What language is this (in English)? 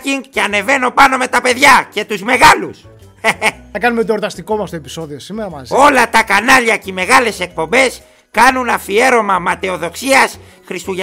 Greek